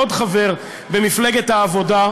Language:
Hebrew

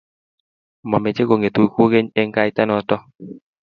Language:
Kalenjin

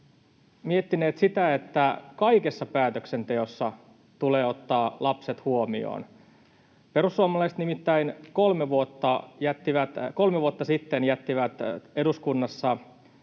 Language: Finnish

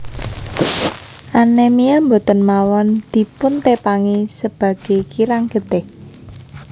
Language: Javanese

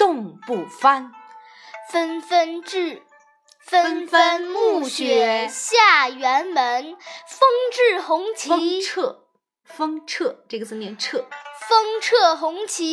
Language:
Chinese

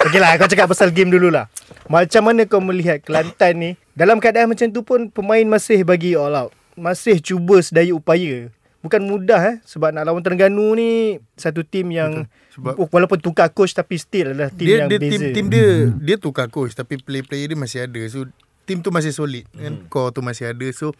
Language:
Malay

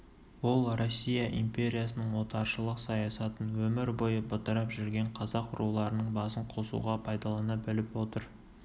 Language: Kazakh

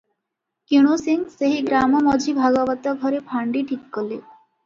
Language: Odia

